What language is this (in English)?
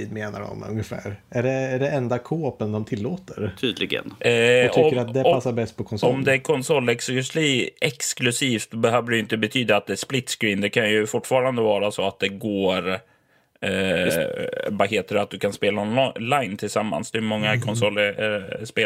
Swedish